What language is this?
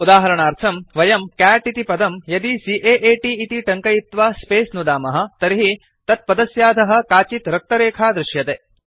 Sanskrit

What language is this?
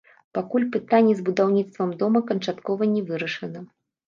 Belarusian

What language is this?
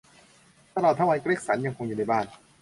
Thai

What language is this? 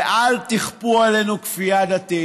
Hebrew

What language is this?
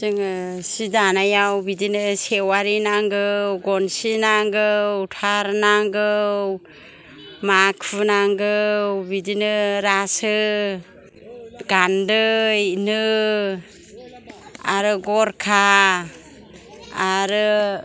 Bodo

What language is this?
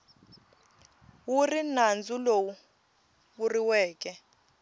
Tsonga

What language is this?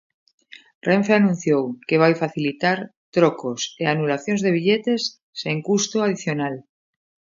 Galician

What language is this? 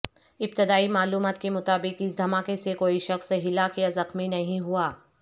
Urdu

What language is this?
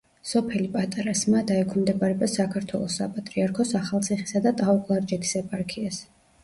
Georgian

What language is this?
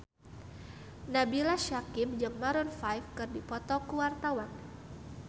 Sundanese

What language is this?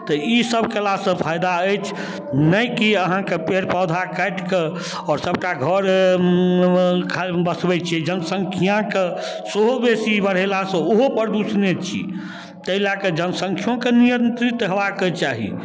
Maithili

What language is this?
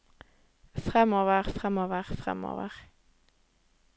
Norwegian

